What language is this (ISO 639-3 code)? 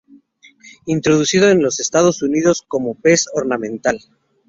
spa